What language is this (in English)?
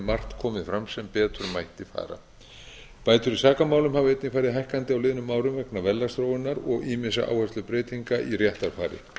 Icelandic